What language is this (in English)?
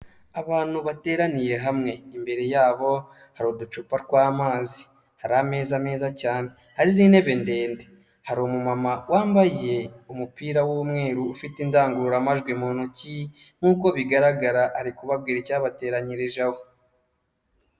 Kinyarwanda